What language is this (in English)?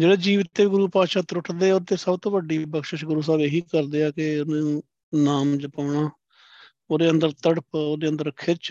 Punjabi